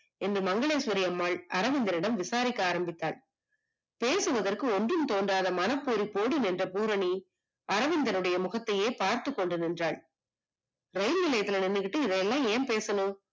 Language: Tamil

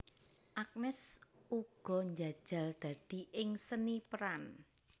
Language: Javanese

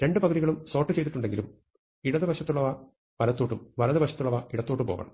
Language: Malayalam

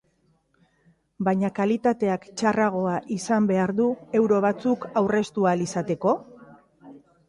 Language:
Basque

